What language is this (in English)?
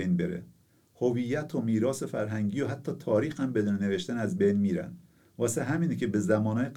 Persian